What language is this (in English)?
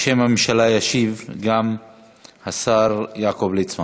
Hebrew